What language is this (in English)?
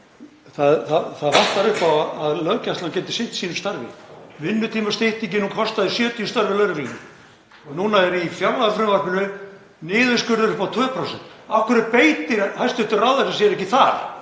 Icelandic